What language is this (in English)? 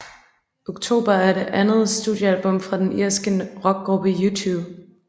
Danish